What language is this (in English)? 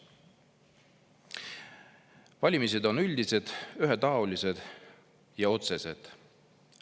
Estonian